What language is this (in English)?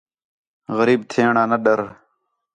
Khetrani